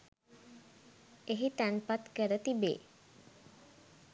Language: Sinhala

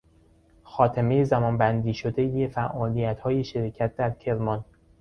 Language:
Persian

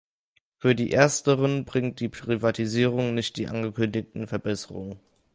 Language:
German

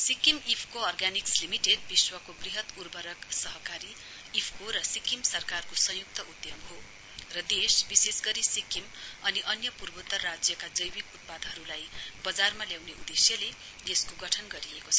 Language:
Nepali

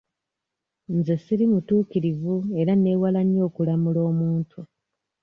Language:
Ganda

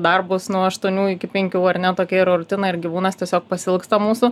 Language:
Lithuanian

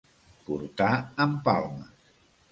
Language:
Catalan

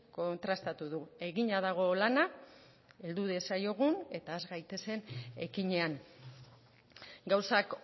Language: Basque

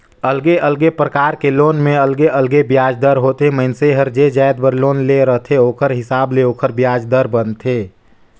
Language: Chhattisgarhi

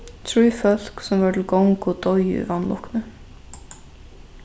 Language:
Faroese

